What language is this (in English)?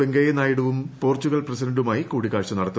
Malayalam